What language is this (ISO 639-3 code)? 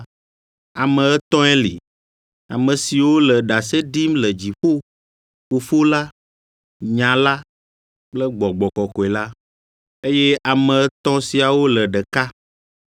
ewe